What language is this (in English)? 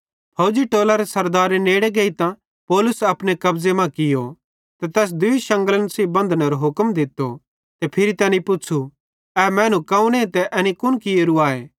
Bhadrawahi